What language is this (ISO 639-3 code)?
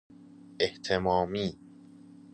fas